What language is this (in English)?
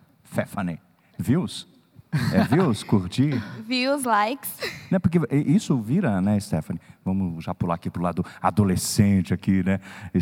Portuguese